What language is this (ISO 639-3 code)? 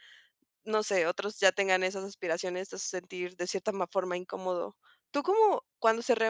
spa